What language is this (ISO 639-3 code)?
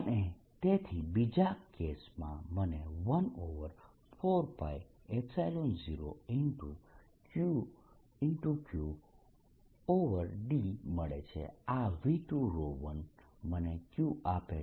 guj